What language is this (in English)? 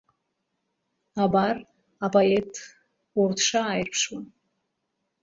Abkhazian